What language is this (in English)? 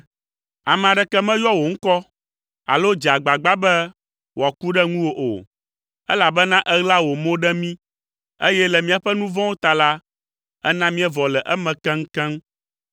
Ewe